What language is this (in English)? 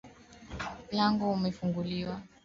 Swahili